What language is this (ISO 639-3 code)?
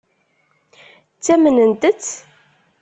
kab